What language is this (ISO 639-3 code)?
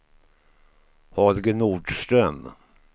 swe